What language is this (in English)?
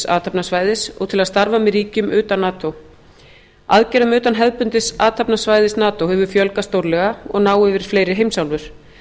Icelandic